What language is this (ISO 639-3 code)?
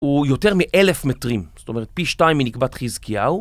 heb